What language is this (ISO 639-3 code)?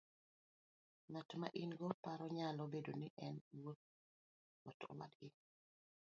luo